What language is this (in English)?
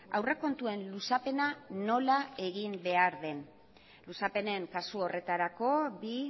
Basque